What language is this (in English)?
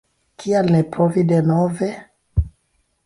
Esperanto